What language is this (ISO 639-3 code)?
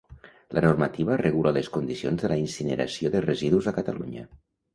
cat